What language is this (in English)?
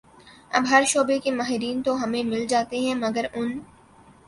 Urdu